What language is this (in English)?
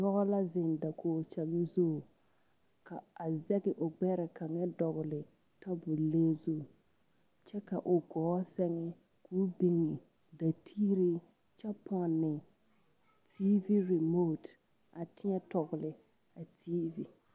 Southern Dagaare